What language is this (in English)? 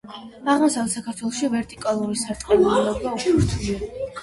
Georgian